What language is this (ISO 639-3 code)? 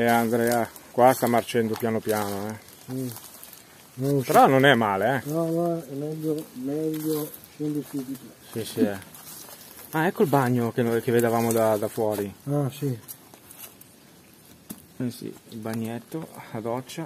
ita